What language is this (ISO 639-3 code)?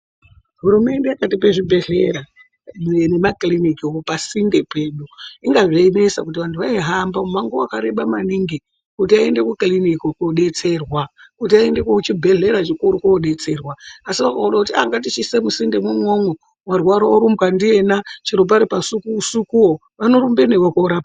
ndc